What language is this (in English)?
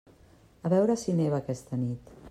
Catalan